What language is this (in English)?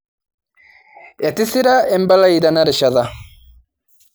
Masai